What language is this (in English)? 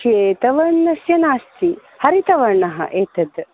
Sanskrit